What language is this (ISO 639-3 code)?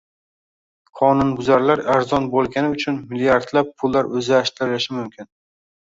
uzb